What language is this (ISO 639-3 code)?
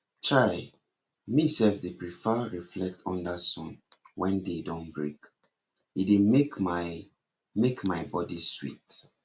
pcm